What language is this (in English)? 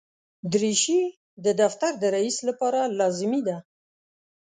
Pashto